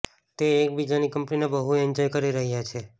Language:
Gujarati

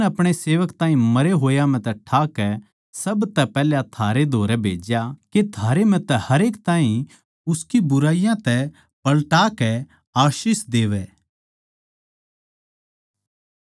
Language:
Haryanvi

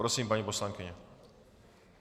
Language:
Czech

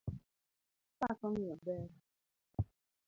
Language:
Luo (Kenya and Tanzania)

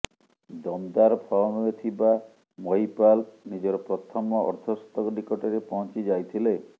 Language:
Odia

